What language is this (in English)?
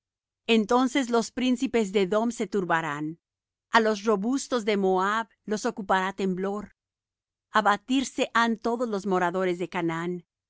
Spanish